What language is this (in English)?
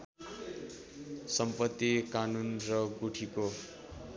Nepali